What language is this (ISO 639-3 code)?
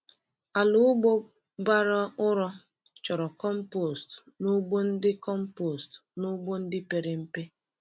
ibo